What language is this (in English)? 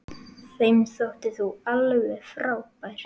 Icelandic